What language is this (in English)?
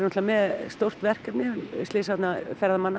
Icelandic